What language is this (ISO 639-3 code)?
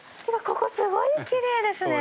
jpn